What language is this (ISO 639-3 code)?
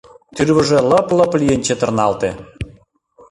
chm